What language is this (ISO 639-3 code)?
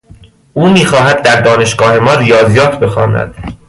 fas